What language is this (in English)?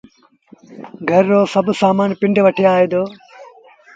Sindhi Bhil